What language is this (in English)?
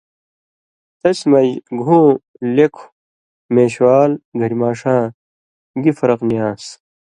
Indus Kohistani